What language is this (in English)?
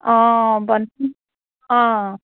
Assamese